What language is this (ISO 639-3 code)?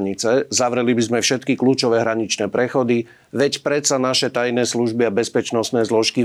slk